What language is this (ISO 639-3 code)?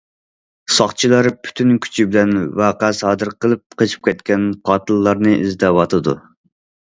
uig